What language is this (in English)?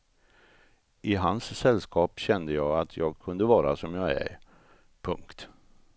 Swedish